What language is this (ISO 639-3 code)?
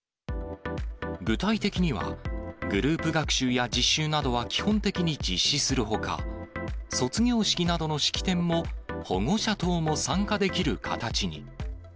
jpn